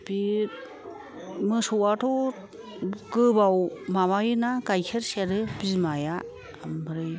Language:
Bodo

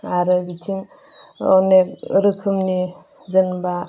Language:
Bodo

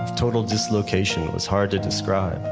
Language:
English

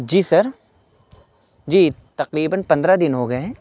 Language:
Urdu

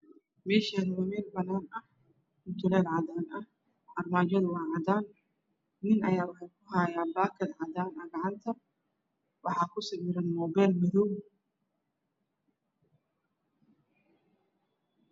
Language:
Somali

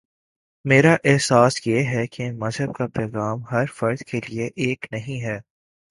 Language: Urdu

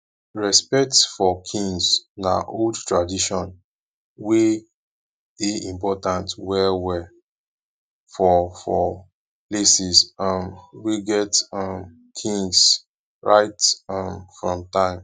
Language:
Nigerian Pidgin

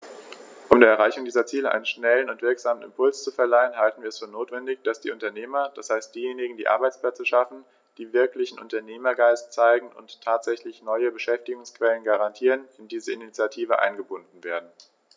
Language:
German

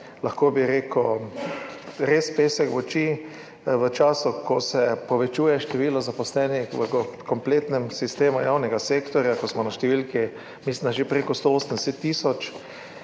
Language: Slovenian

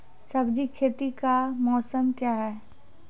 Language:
Maithili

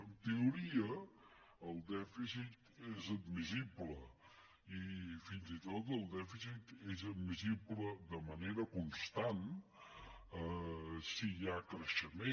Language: Catalan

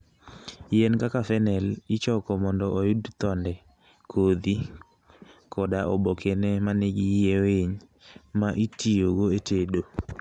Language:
Luo (Kenya and Tanzania)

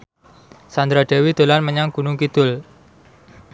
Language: Javanese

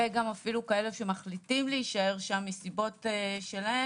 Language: Hebrew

